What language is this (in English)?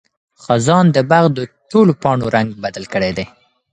Pashto